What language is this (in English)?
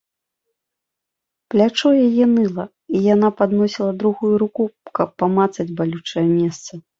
Belarusian